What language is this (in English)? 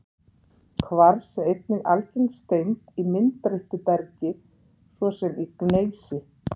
Icelandic